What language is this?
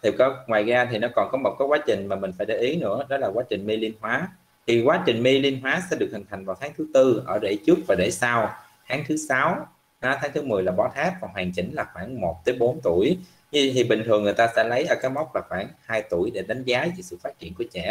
Vietnamese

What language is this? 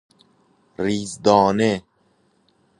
Persian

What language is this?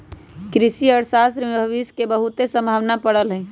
Magahi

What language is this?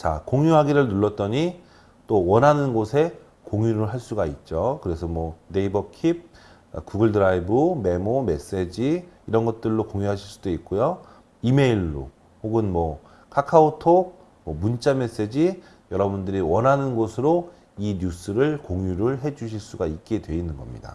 Korean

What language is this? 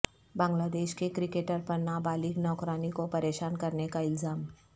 Urdu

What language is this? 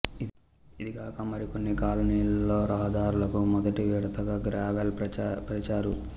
Telugu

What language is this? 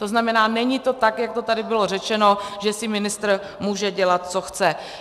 Czech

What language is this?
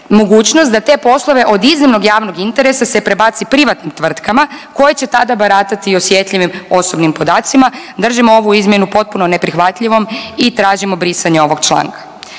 Croatian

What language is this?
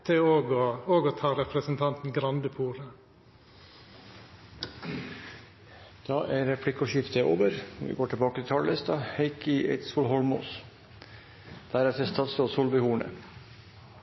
Norwegian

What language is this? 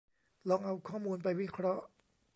Thai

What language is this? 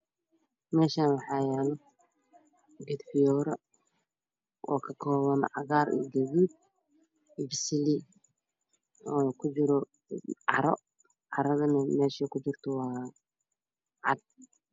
Somali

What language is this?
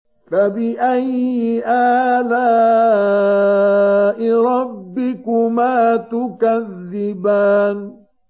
Arabic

